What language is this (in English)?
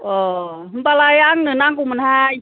Bodo